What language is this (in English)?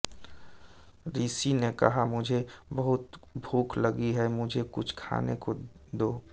Hindi